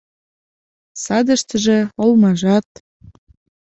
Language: Mari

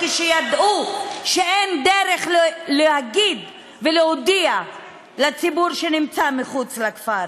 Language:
Hebrew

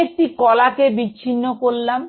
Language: Bangla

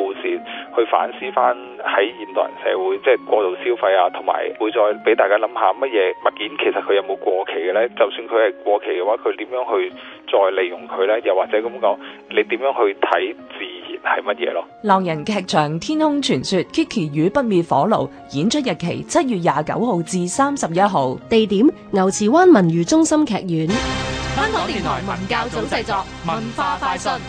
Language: Chinese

